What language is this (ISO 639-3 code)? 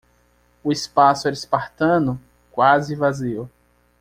por